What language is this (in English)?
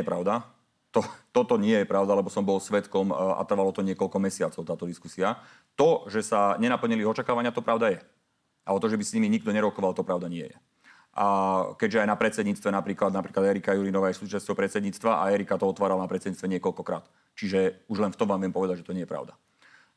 Slovak